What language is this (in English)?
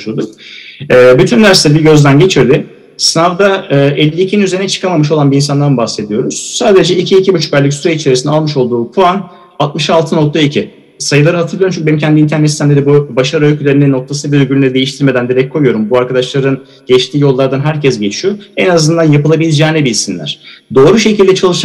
Turkish